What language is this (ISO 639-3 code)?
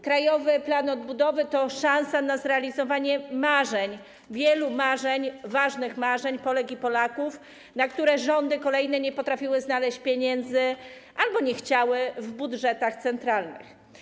pol